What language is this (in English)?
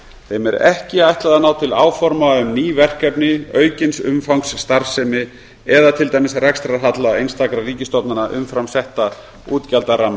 Icelandic